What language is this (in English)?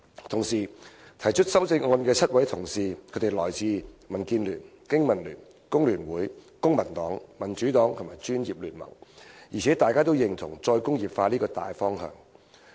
Cantonese